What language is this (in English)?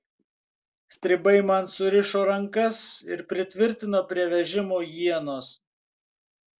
Lithuanian